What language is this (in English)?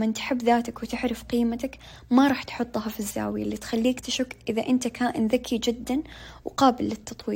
Arabic